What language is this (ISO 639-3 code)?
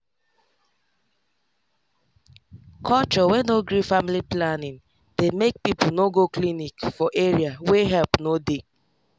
pcm